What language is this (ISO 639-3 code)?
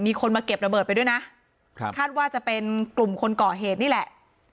tha